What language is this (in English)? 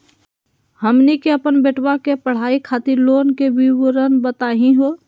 Magahi